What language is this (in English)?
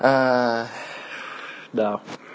Russian